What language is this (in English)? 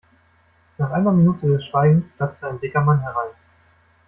German